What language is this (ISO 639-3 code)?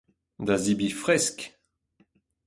bre